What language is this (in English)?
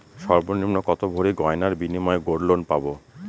Bangla